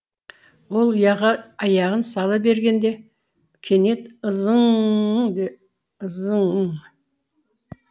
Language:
Kazakh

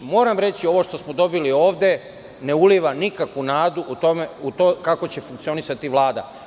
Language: Serbian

